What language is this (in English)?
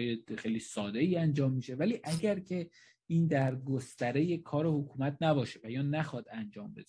Persian